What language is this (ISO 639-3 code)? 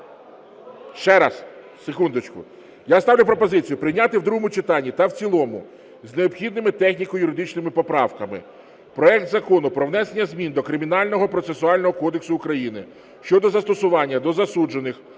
ukr